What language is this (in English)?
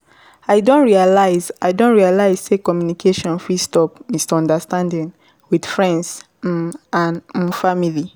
Nigerian Pidgin